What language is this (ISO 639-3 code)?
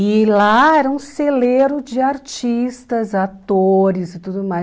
por